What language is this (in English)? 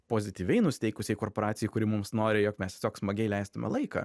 Lithuanian